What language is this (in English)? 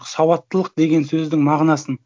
Kazakh